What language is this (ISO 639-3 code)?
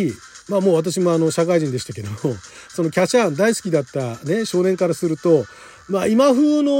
jpn